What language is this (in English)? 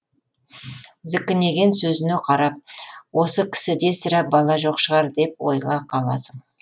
Kazakh